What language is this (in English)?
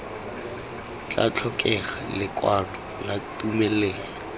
Tswana